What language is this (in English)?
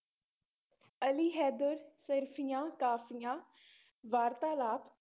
Punjabi